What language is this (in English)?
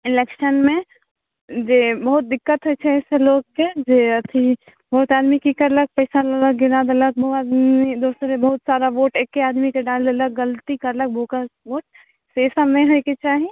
Maithili